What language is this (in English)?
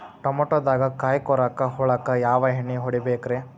Kannada